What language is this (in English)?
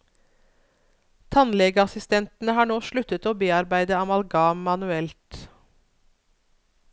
Norwegian